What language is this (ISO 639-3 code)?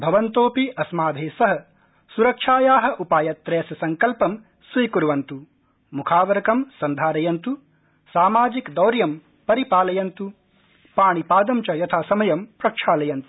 san